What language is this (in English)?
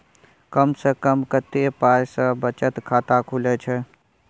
Maithili